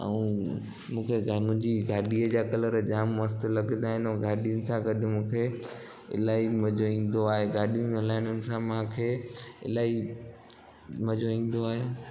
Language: Sindhi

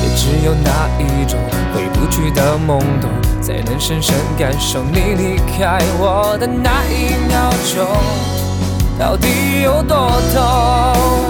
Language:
Chinese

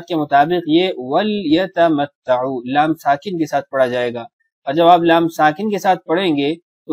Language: Arabic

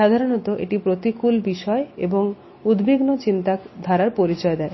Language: Bangla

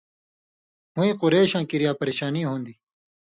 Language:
Indus Kohistani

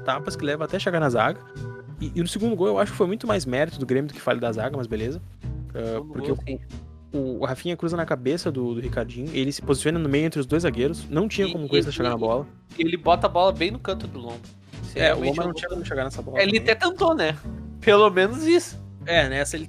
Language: Portuguese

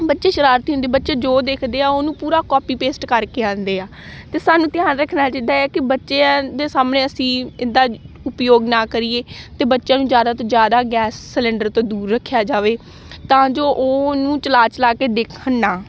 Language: Punjabi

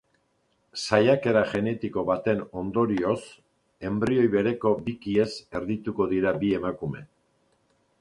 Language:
Basque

